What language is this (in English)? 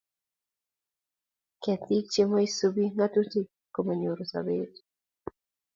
Kalenjin